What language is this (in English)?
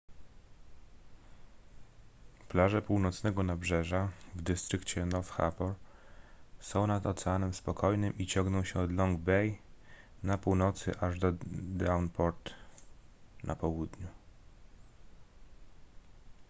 Polish